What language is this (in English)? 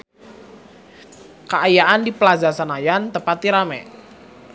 Sundanese